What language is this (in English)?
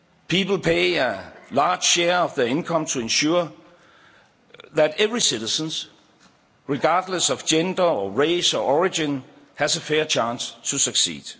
English